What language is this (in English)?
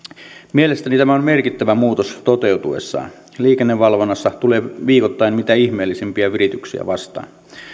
Finnish